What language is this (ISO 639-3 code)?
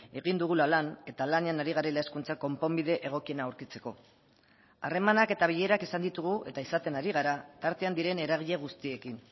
eus